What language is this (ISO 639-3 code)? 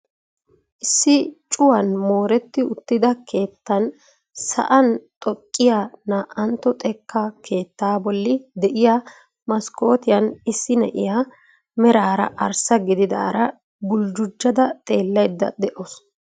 wal